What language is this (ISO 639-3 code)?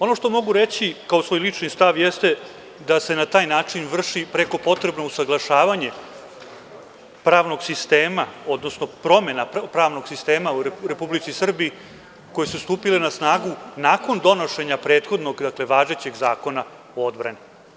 srp